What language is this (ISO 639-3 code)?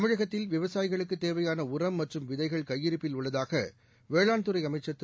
tam